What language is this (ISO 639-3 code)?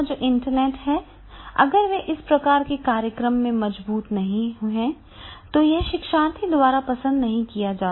hin